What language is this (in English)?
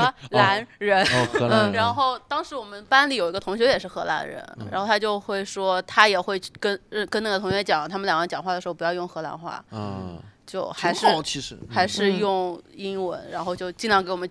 Chinese